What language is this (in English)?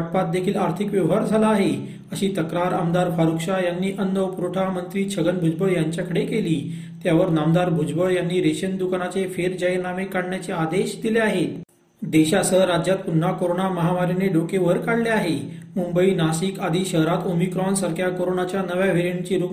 Marathi